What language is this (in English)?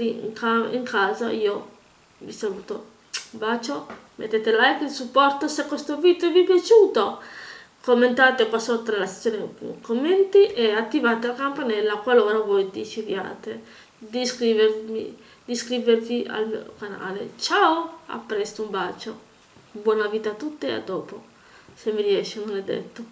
Italian